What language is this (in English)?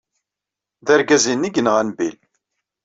Kabyle